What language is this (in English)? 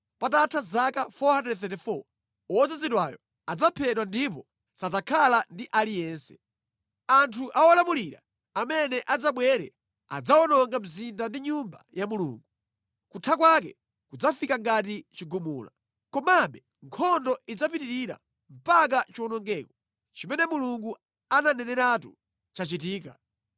Nyanja